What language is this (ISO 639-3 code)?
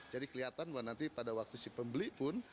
ind